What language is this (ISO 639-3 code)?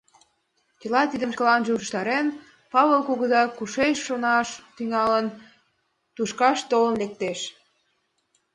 chm